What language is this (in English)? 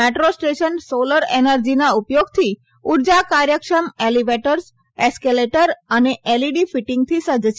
Gujarati